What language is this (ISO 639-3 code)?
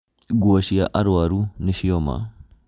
kik